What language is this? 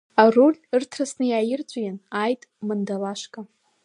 Abkhazian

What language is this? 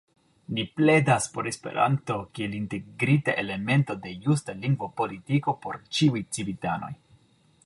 Esperanto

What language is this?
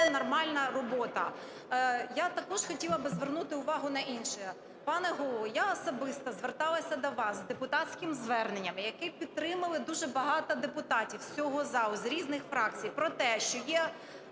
Ukrainian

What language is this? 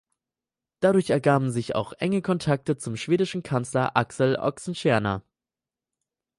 German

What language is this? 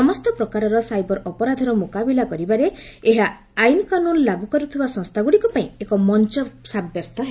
Odia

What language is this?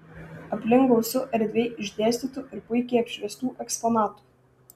Lithuanian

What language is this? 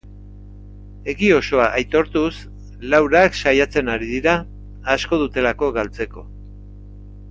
Basque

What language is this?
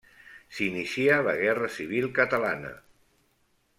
Catalan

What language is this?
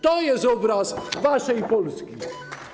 Polish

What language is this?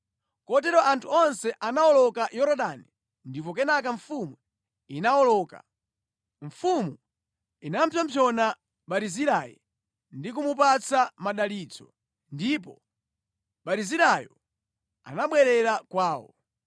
Nyanja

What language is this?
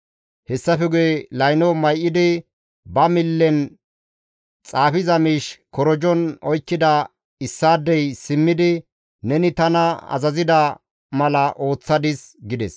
Gamo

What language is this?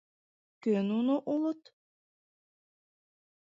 Mari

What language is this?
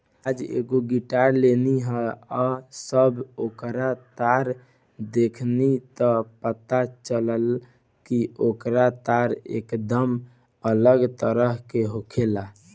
Bhojpuri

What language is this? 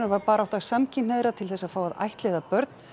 Icelandic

